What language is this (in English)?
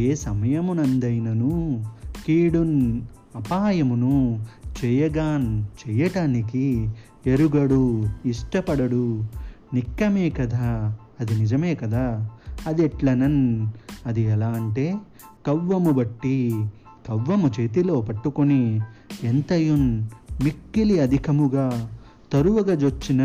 Telugu